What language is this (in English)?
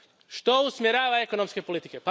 Croatian